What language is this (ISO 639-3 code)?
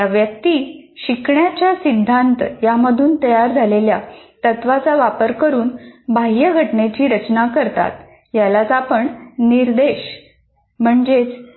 mar